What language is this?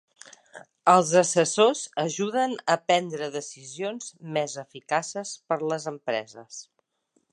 Catalan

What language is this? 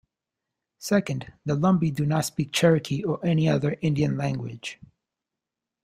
English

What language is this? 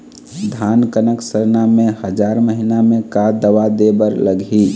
Chhattisgarhi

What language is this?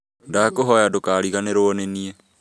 Kikuyu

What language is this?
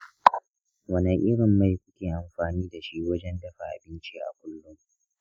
Hausa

